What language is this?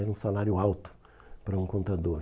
Portuguese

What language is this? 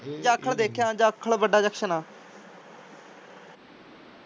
Punjabi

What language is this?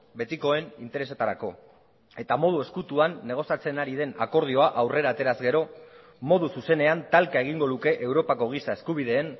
Basque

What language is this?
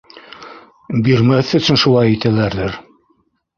Bashkir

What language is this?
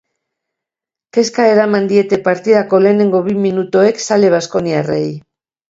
Basque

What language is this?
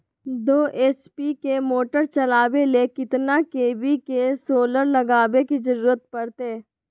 Magahi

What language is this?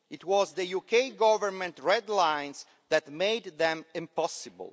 English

